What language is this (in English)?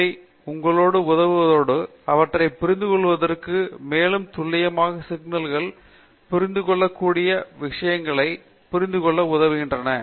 Tamil